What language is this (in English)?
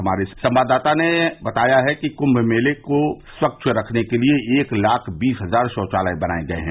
Hindi